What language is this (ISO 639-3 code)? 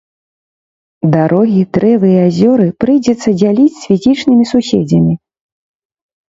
bel